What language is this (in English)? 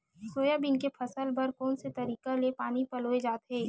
Chhattisgarhi